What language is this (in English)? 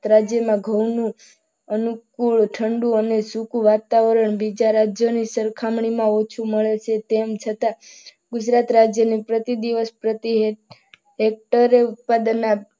Gujarati